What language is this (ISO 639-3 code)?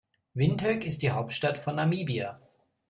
deu